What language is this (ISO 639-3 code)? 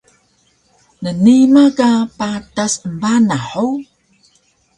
trv